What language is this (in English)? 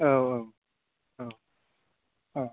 Bodo